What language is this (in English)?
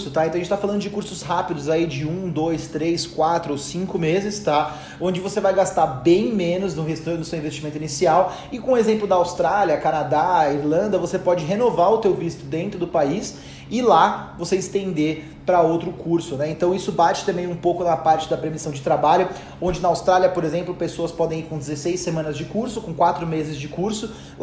Portuguese